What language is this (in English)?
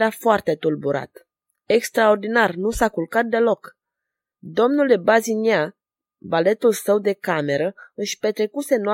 Romanian